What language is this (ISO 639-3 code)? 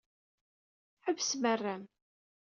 kab